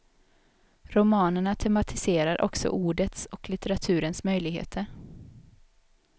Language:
Swedish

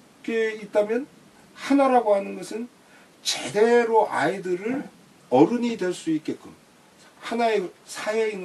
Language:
Korean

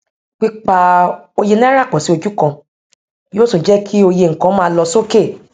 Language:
Yoruba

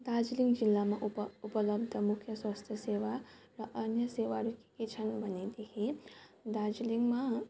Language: Nepali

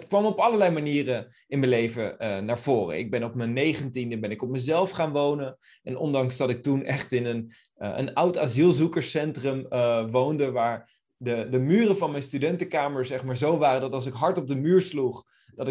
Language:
Dutch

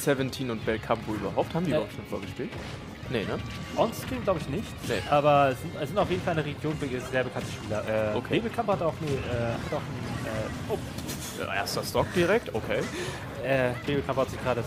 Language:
German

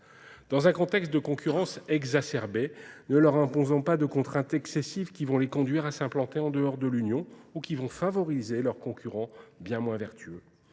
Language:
French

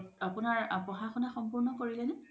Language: Assamese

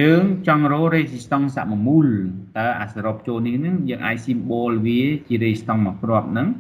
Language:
Vietnamese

